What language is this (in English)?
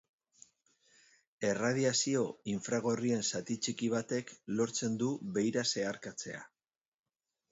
Basque